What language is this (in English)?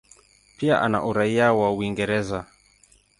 Swahili